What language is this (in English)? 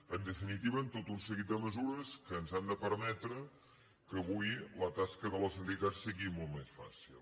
Catalan